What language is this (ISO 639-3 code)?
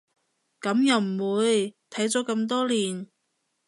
yue